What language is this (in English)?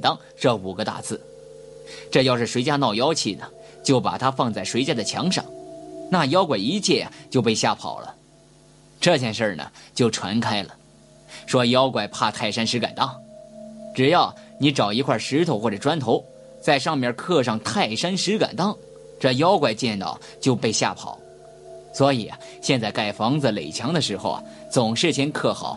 Chinese